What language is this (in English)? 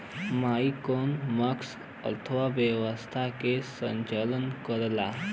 Bhojpuri